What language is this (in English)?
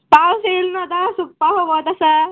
Konkani